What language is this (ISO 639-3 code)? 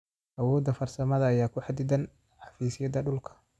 som